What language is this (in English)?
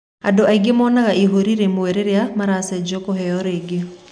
Kikuyu